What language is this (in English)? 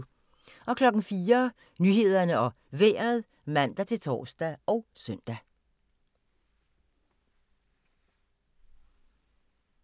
Danish